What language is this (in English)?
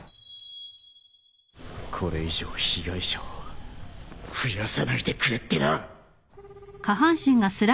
Japanese